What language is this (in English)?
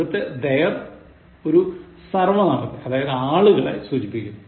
Malayalam